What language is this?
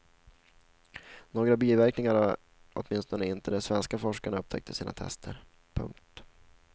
Swedish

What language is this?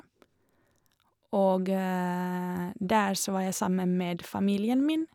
Norwegian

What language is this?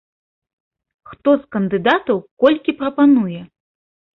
Belarusian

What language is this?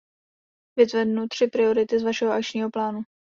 Czech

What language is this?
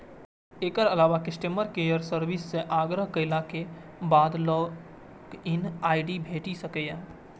Maithili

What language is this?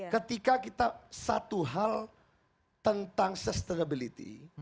Indonesian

